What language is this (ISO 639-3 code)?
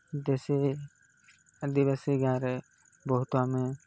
ori